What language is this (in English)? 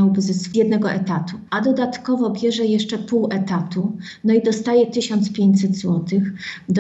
Polish